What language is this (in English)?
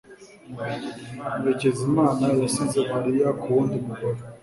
Kinyarwanda